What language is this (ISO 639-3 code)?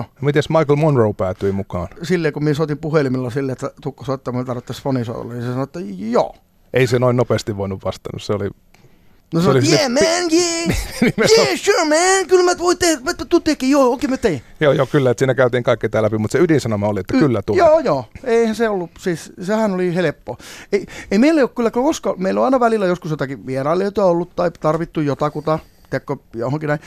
fin